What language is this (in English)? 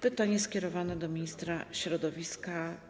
Polish